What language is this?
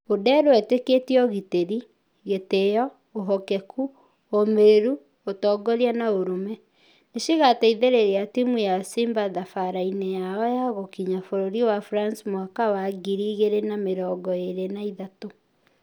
Kikuyu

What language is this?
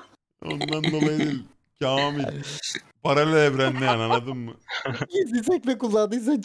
Turkish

